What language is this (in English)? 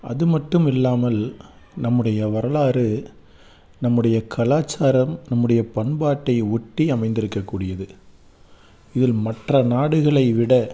Tamil